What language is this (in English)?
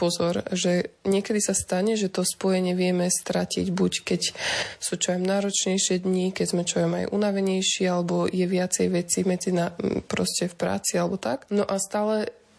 Slovak